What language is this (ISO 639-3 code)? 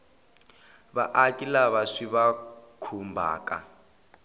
tso